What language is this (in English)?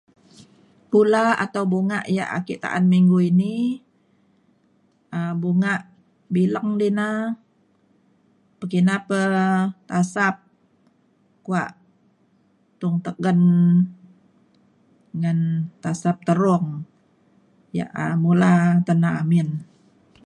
Mainstream Kenyah